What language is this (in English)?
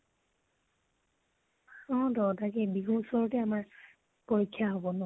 Assamese